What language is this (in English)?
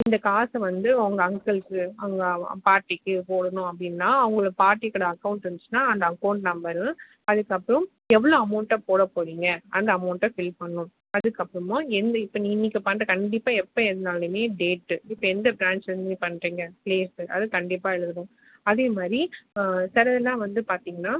Tamil